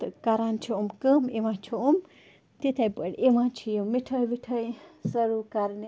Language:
Kashmiri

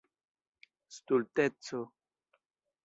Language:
Esperanto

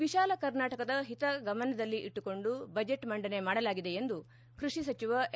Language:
Kannada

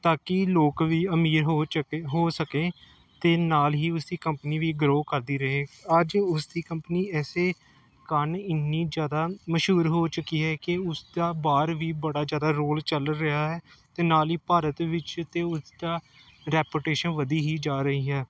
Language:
Punjabi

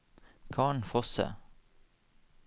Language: Norwegian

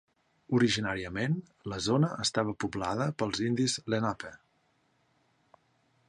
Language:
Catalan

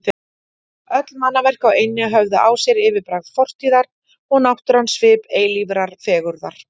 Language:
Icelandic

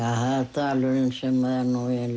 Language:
Icelandic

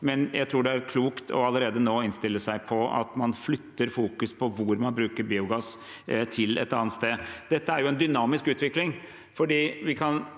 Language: Norwegian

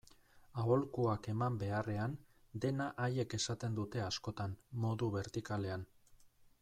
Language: Basque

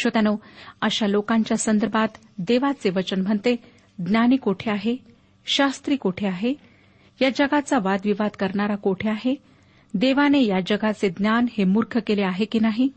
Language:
Marathi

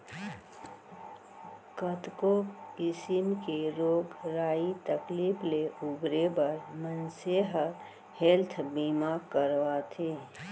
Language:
Chhattisgarhi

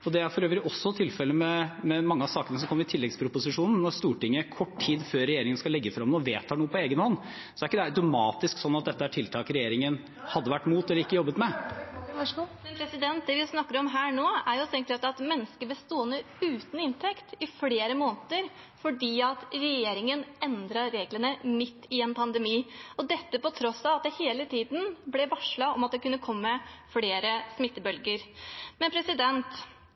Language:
Norwegian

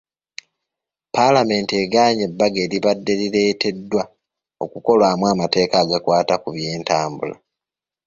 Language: Ganda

